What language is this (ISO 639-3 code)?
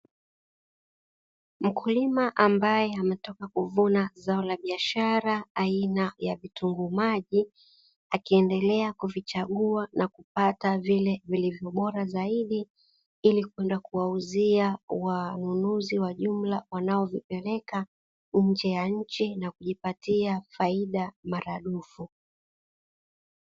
swa